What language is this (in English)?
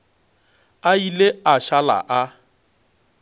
Northern Sotho